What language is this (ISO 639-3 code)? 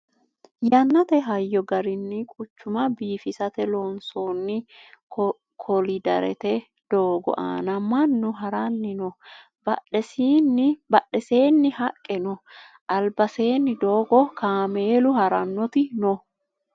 sid